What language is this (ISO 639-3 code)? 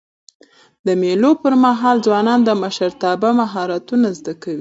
pus